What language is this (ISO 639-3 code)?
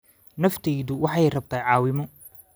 som